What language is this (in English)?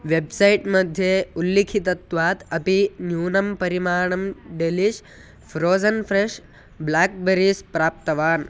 Sanskrit